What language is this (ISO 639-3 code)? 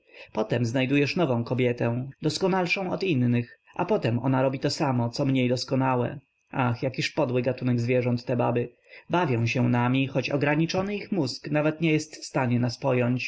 pol